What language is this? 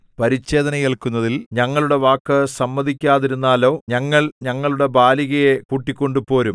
Malayalam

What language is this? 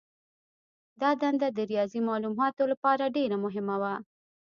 Pashto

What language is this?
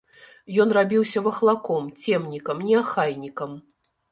Belarusian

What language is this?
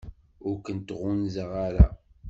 Kabyle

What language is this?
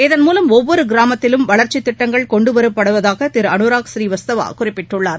Tamil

